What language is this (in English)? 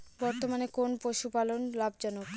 Bangla